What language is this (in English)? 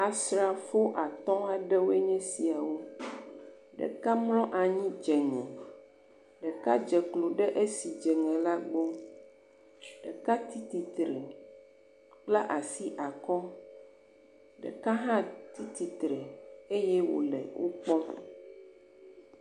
Ewe